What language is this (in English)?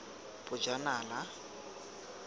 Tswana